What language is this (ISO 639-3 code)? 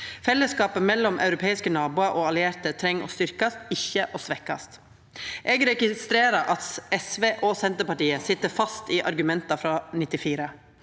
nor